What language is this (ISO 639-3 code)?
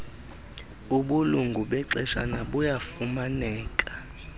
xho